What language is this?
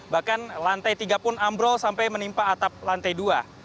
Indonesian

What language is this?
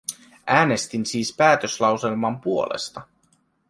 Finnish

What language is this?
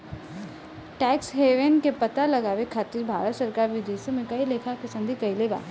Bhojpuri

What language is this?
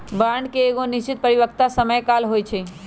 Magahi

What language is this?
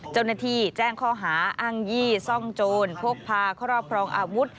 Thai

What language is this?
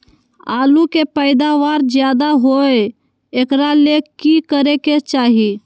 Magahi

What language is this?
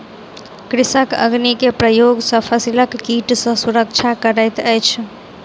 Maithili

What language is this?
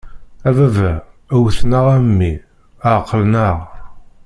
Kabyle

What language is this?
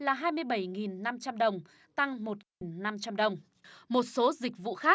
Vietnamese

